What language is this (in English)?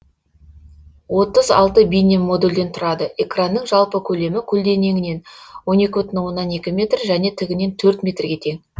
Kazakh